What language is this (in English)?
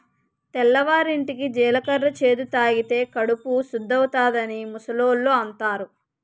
Telugu